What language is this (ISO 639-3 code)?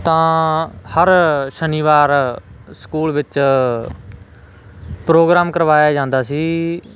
pan